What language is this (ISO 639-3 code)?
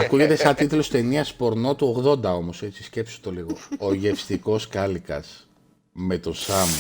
ell